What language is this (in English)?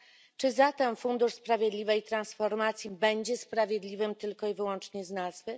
Polish